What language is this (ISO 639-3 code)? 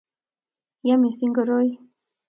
kln